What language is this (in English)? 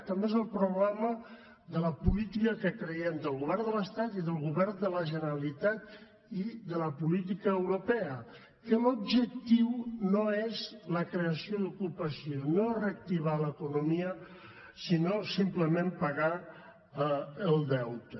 Catalan